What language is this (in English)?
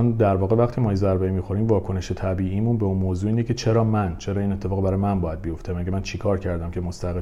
Persian